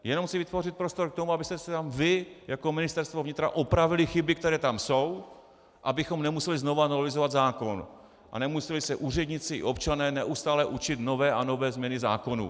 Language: Czech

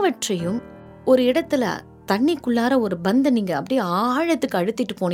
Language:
Tamil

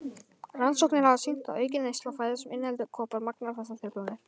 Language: Icelandic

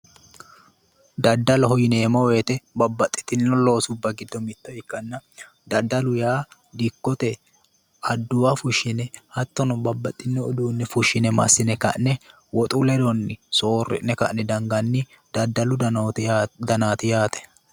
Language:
Sidamo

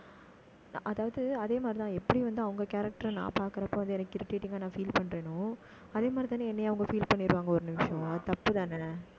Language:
Tamil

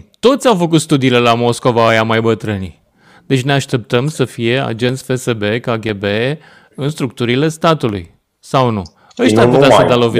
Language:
Romanian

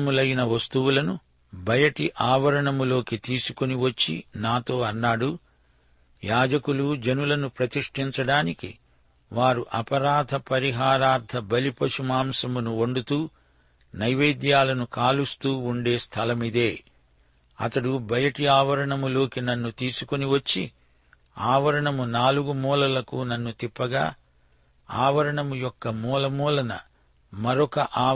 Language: Telugu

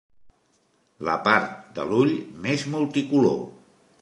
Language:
Catalan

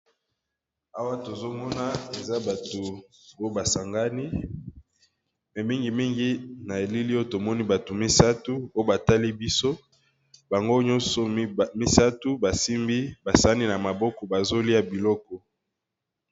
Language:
Lingala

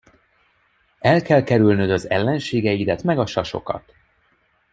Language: Hungarian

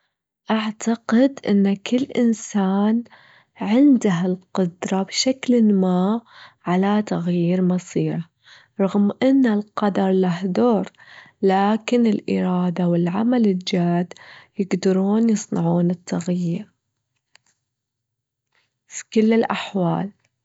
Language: Gulf Arabic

